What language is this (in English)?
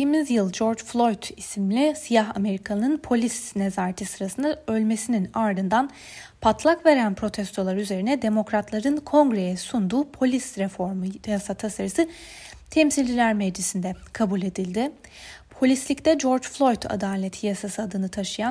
Turkish